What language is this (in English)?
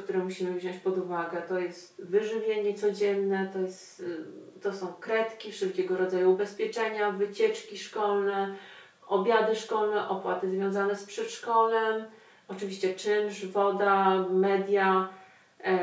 Polish